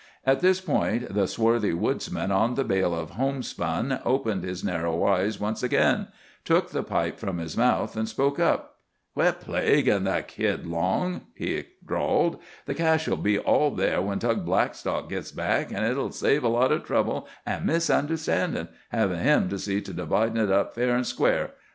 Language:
English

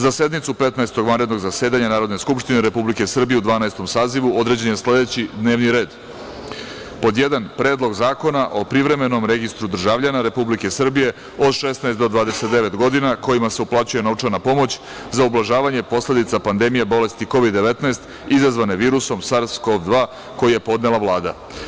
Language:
Serbian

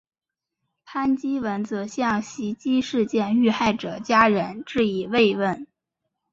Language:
Chinese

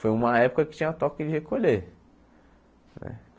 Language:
Portuguese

